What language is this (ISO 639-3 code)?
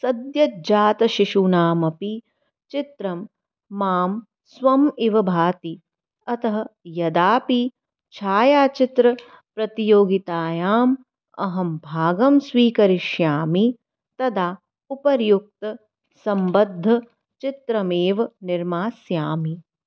san